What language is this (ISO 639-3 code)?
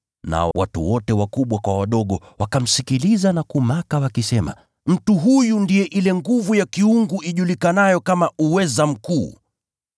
swa